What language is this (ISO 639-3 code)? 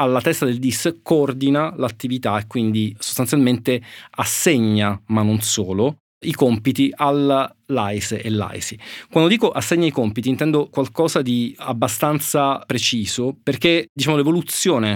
ita